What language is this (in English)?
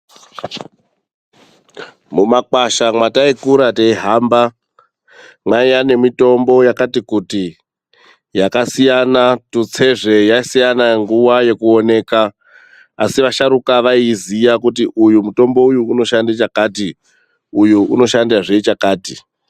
Ndau